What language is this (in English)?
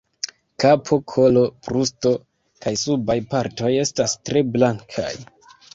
Esperanto